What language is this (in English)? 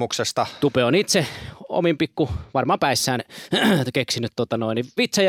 Finnish